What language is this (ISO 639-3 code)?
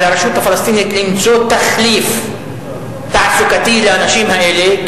heb